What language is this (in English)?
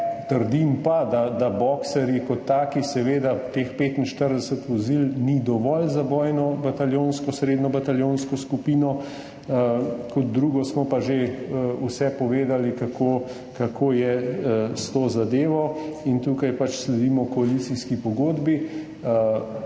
Slovenian